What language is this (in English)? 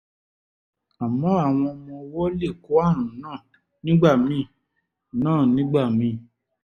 Yoruba